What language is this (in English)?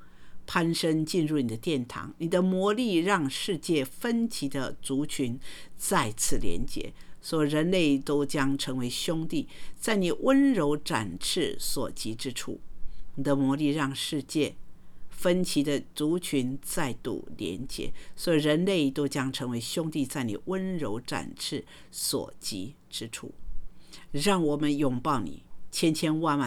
Chinese